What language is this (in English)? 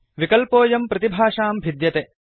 Sanskrit